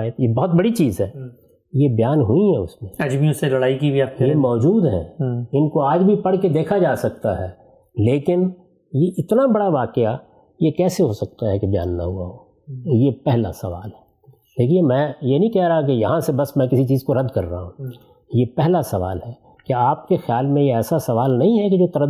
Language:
Urdu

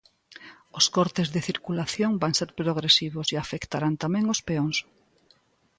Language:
Galician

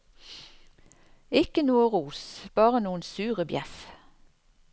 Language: Norwegian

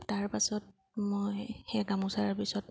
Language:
Assamese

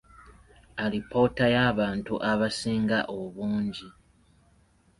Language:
Ganda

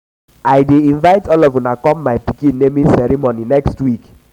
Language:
Nigerian Pidgin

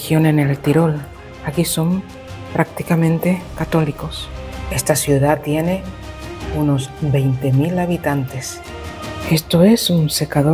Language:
Spanish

